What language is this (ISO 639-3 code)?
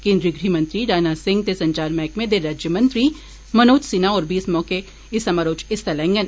doi